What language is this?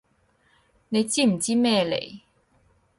Cantonese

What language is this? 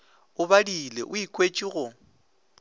Northern Sotho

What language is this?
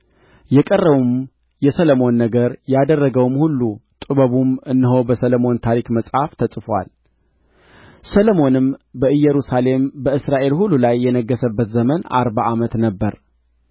Amharic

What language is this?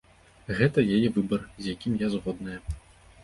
Belarusian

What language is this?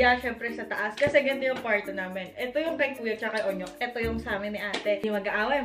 Filipino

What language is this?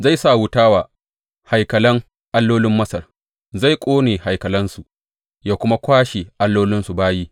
Hausa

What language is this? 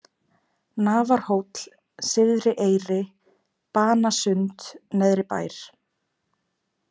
Icelandic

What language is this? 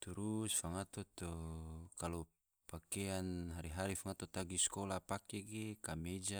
Tidore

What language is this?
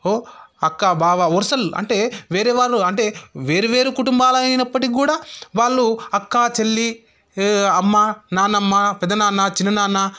Telugu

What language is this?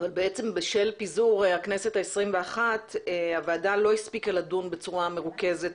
Hebrew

